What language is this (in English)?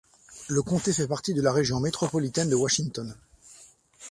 French